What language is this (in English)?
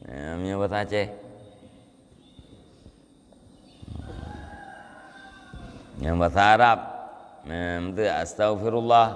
Malay